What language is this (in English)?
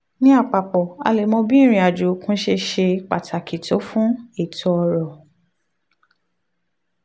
Yoruba